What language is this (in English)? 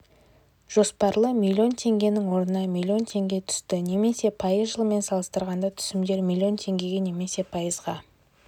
Kazakh